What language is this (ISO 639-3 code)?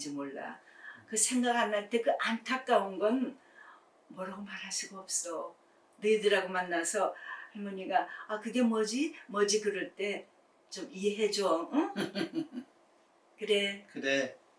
kor